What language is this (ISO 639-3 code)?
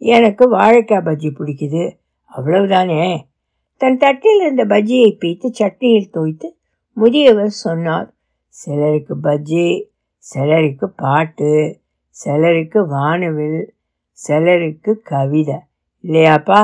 tam